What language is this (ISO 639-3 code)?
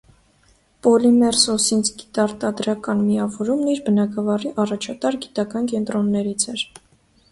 hye